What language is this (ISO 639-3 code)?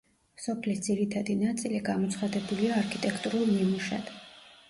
kat